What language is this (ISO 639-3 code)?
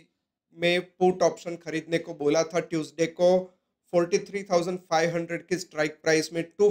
hin